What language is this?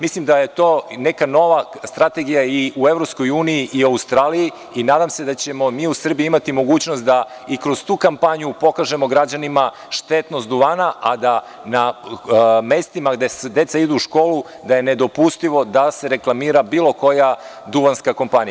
Serbian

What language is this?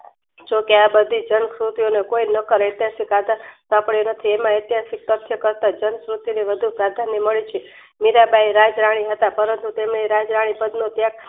Gujarati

